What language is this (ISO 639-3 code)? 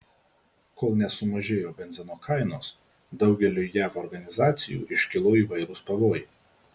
lit